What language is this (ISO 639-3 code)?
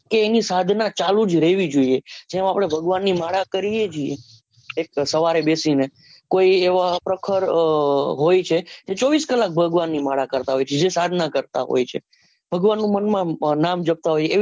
guj